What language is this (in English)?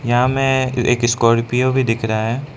Hindi